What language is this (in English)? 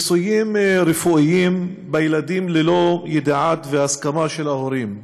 Hebrew